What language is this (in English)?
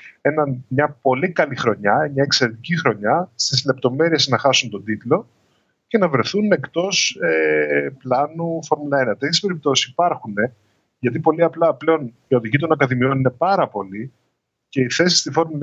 Greek